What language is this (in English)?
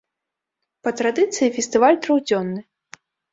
Belarusian